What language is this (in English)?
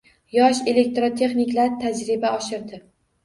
Uzbek